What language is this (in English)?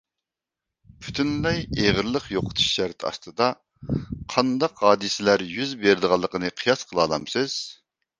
Uyghur